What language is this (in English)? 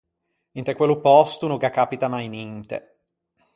Ligurian